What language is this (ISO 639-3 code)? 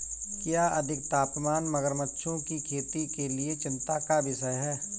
hin